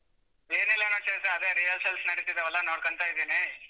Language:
Kannada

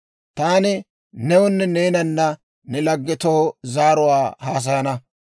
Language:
Dawro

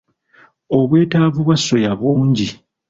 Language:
Ganda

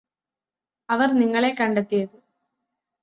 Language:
Malayalam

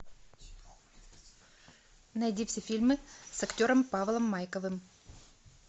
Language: Russian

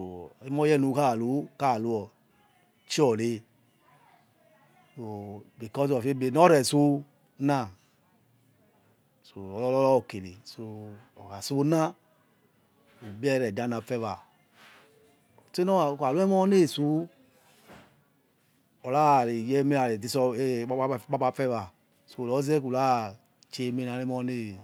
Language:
Yekhee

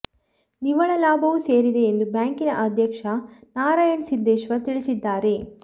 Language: Kannada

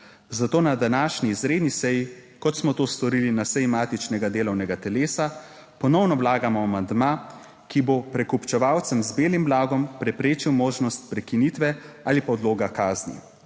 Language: Slovenian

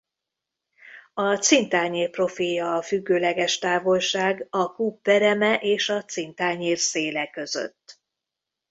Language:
Hungarian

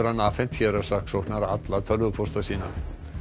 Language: Icelandic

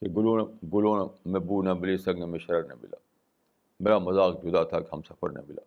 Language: Urdu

